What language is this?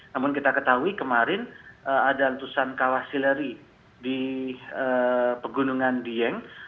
Indonesian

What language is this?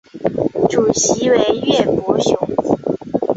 Chinese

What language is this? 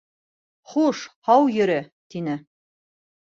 Bashkir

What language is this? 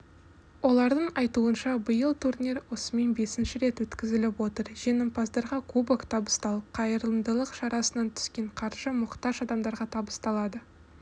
Kazakh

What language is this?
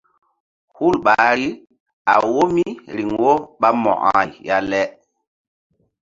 Mbum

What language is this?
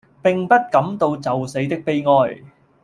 Cantonese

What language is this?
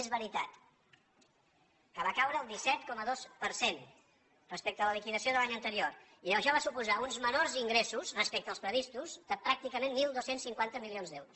Catalan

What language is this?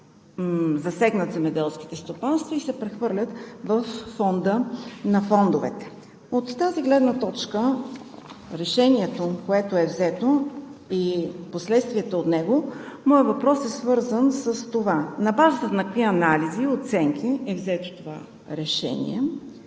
Bulgarian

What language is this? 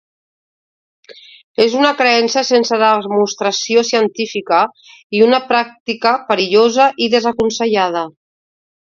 Catalan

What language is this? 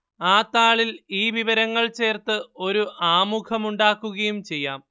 Malayalam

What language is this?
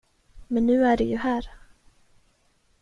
Swedish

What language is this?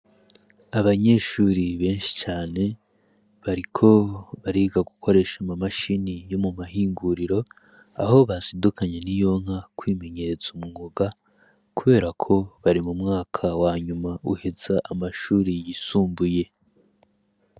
Rundi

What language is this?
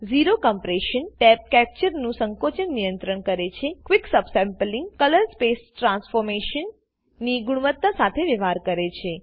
Gujarati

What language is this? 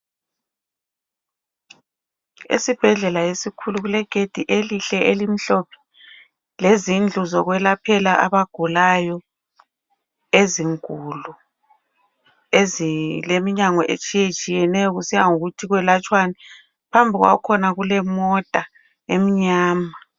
North Ndebele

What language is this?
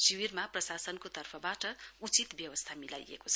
Nepali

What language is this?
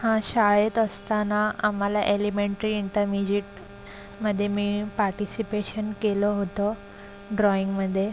Marathi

